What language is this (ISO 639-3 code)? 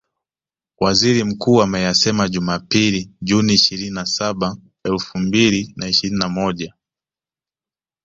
swa